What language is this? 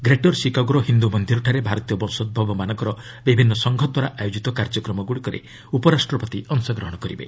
Odia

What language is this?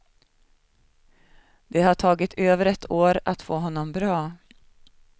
Swedish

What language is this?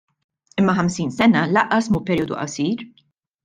Maltese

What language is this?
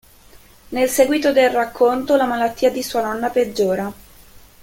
Italian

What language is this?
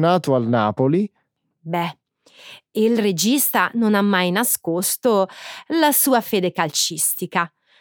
Italian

